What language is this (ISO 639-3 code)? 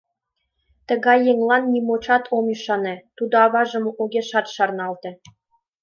chm